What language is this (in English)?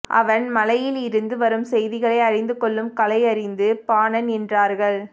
Tamil